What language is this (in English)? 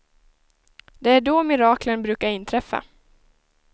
Swedish